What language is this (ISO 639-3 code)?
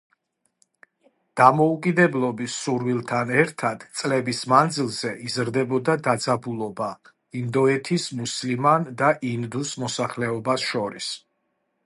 kat